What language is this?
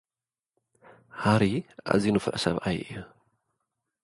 Tigrinya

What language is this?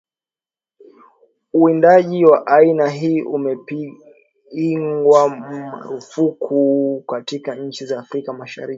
Swahili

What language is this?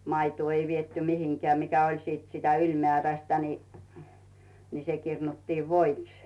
Finnish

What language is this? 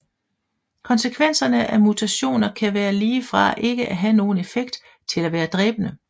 Danish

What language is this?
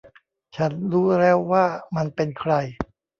Thai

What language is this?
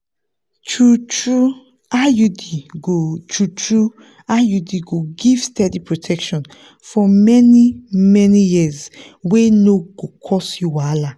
Nigerian Pidgin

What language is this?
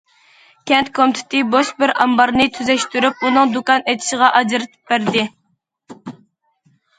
Uyghur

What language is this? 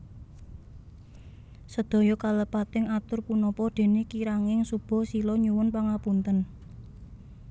Javanese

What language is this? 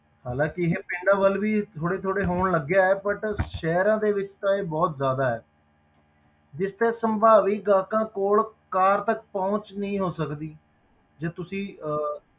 Punjabi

